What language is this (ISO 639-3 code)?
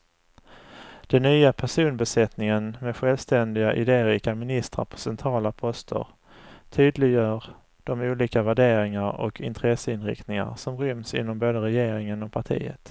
swe